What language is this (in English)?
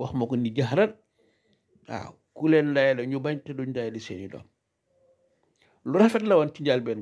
Arabic